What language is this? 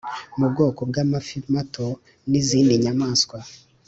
Kinyarwanda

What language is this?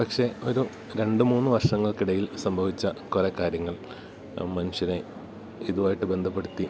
Malayalam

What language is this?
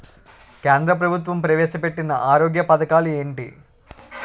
Telugu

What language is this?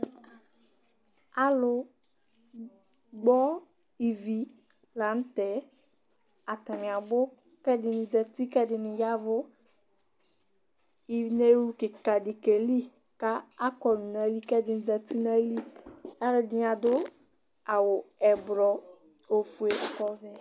Ikposo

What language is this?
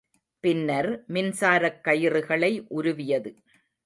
Tamil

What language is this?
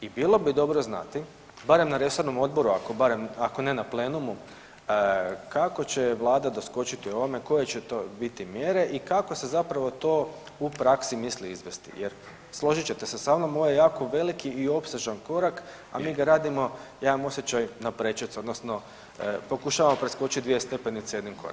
Croatian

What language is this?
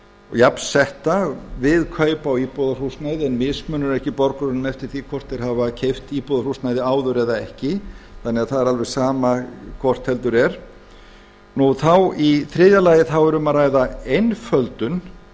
Icelandic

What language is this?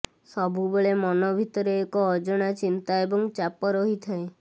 Odia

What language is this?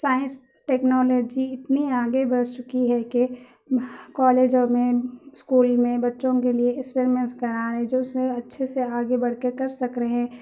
Urdu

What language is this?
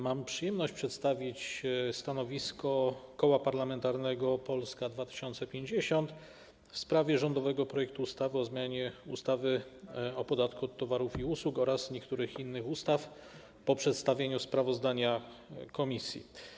Polish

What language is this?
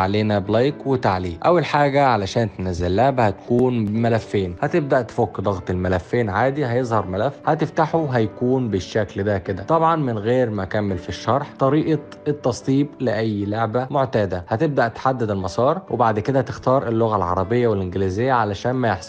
Arabic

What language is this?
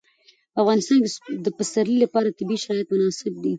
Pashto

